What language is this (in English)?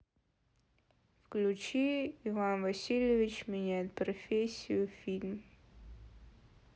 Russian